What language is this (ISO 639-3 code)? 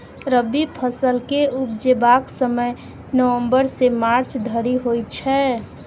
mai